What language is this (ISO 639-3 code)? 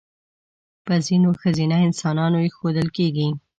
pus